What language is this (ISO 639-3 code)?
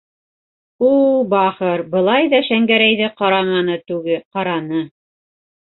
bak